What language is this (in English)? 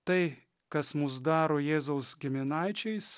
Lithuanian